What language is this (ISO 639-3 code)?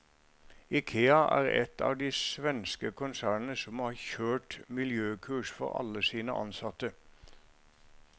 nor